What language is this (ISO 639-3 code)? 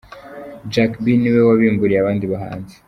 kin